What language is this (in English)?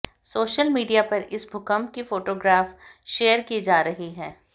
Hindi